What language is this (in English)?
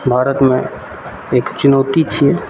Maithili